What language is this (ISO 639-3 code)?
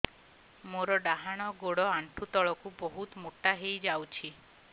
ori